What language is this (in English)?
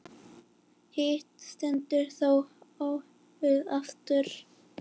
Icelandic